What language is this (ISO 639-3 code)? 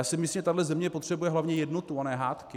ces